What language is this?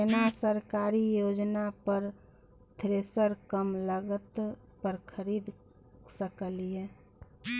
Maithili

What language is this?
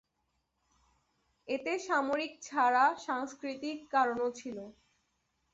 Bangla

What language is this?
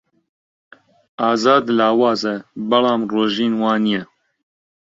Central Kurdish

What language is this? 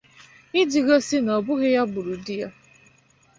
Igbo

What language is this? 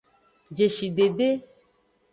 Aja (Benin)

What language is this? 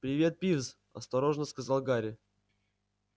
Russian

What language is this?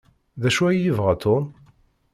Kabyle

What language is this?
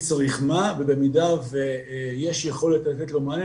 Hebrew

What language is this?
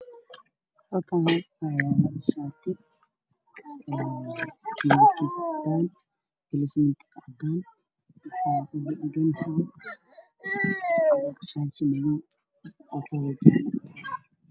Somali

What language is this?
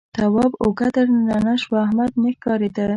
Pashto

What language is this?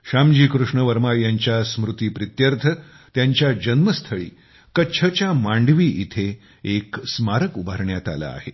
Marathi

